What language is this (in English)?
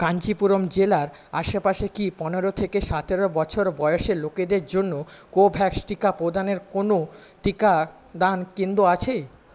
Bangla